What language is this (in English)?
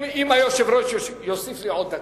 Hebrew